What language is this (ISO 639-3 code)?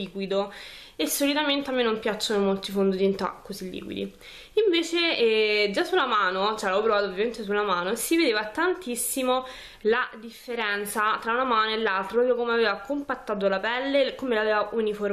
ita